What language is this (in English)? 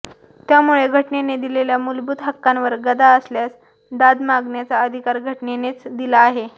Marathi